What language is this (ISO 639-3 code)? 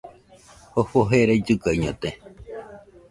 hux